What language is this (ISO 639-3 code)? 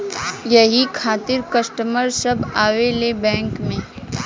bho